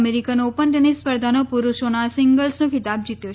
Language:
Gujarati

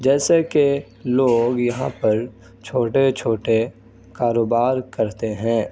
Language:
Urdu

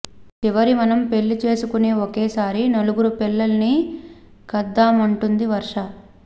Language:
Telugu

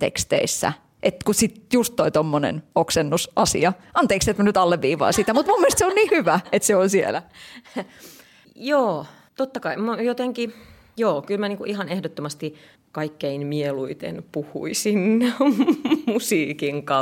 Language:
Finnish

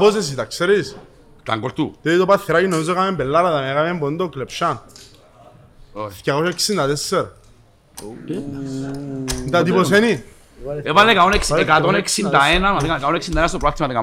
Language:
Greek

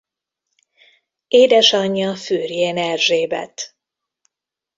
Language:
Hungarian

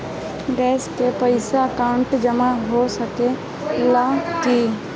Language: Bhojpuri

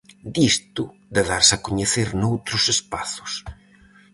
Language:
Galician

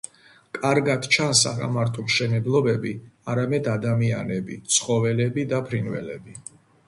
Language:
Georgian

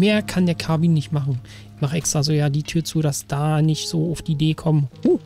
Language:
German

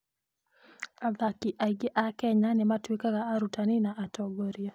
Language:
Kikuyu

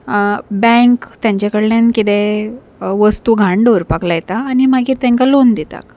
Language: Konkani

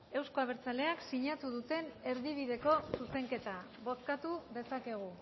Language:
Basque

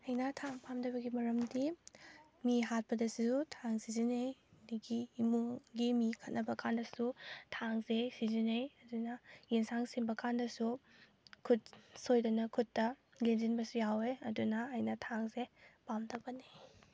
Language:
Manipuri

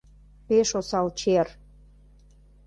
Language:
Mari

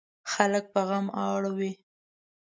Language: Pashto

